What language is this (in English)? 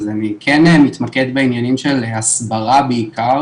Hebrew